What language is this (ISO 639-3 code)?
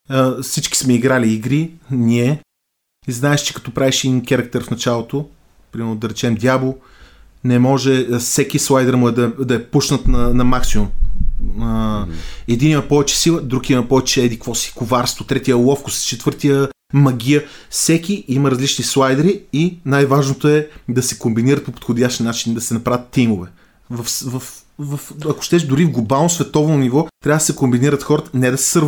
bul